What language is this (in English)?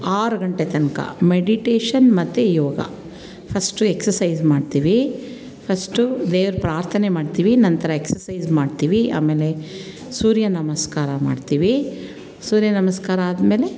Kannada